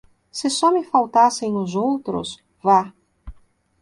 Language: Portuguese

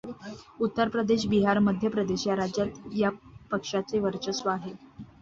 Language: Marathi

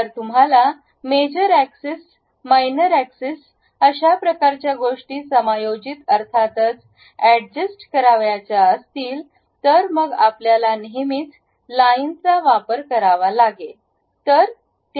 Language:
Marathi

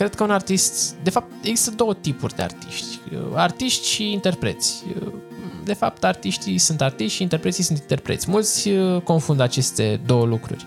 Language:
Romanian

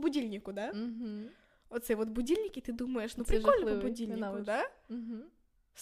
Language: Ukrainian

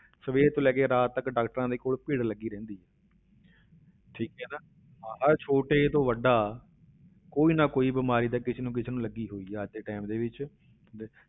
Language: Punjabi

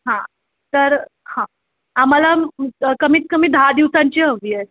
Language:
Marathi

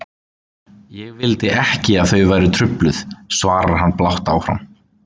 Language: Icelandic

